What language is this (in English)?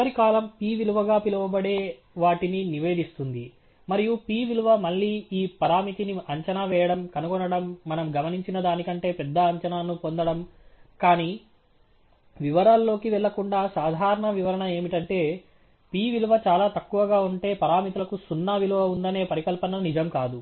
Telugu